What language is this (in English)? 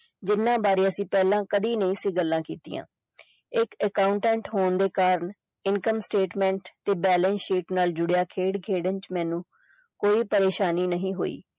Punjabi